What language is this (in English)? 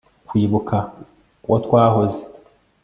Kinyarwanda